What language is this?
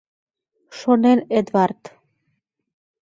Mari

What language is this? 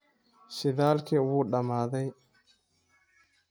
Somali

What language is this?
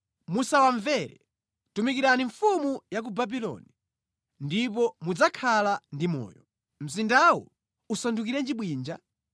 Nyanja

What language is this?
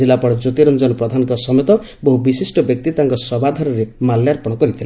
Odia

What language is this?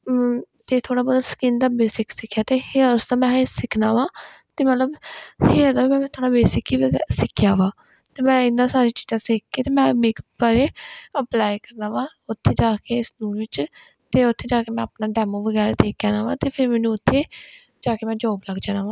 Punjabi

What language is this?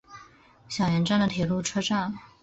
Chinese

